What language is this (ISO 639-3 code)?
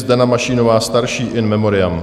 ces